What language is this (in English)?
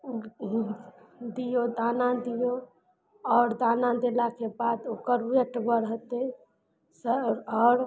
Maithili